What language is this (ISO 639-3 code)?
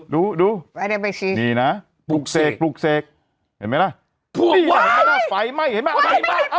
tha